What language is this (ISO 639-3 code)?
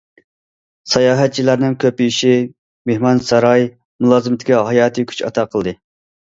uig